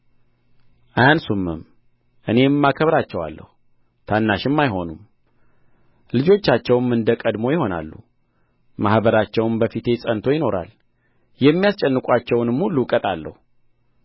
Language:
Amharic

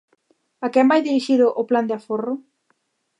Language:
Galician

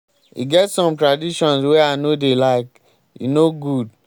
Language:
Nigerian Pidgin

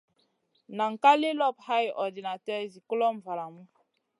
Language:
Masana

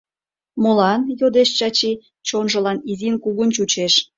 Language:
Mari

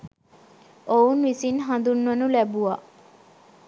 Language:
Sinhala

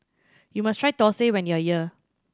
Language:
English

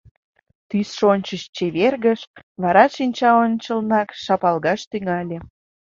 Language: Mari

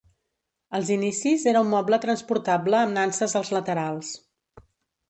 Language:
Catalan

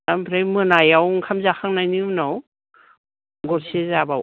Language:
Bodo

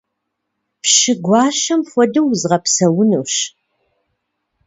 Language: Kabardian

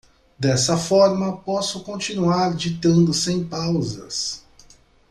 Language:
Portuguese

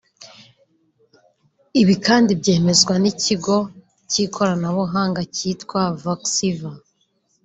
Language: Kinyarwanda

